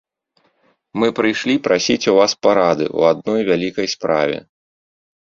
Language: Belarusian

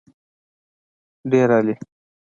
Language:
Pashto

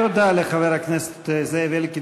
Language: Hebrew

